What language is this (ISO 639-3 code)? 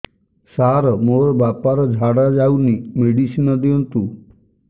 ori